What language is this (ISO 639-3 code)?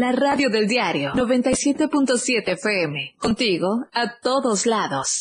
spa